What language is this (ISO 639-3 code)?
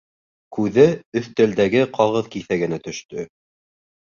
bak